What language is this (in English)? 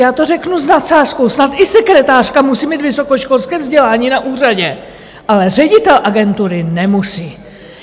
Czech